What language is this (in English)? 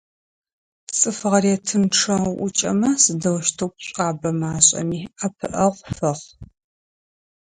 Adyghe